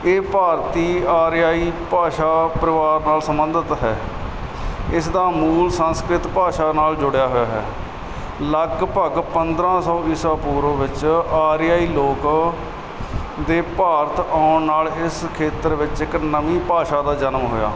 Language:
Punjabi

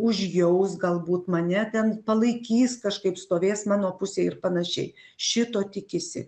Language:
Lithuanian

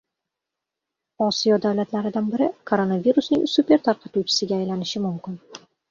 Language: Uzbek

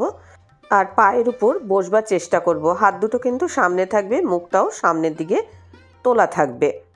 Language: Bangla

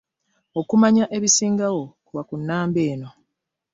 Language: Ganda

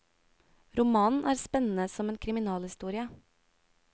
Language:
Norwegian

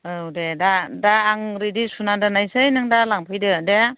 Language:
Bodo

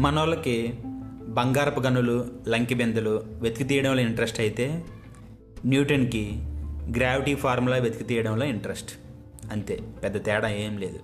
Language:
Telugu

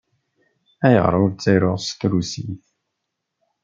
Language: Kabyle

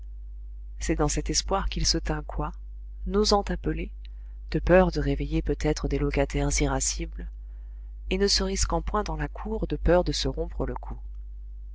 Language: French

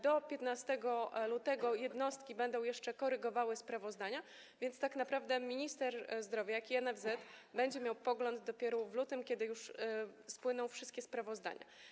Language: Polish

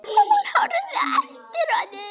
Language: Icelandic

